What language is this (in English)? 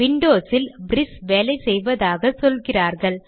Tamil